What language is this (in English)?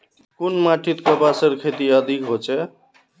Magahi